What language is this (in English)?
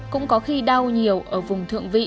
Vietnamese